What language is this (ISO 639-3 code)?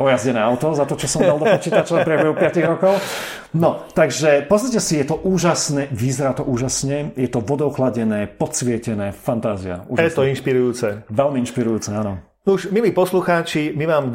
slk